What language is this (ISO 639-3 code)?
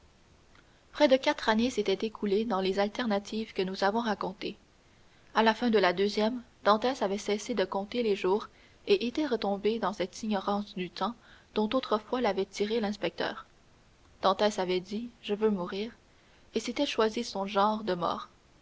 fra